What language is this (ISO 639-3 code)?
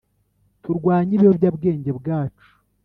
kin